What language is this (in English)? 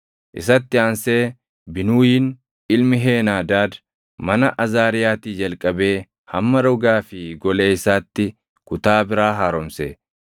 Oromo